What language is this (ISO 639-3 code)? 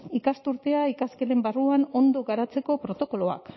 eus